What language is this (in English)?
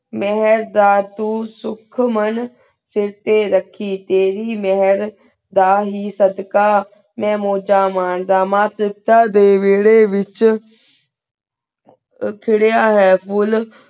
Punjabi